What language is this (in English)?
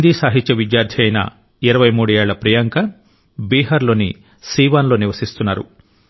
Telugu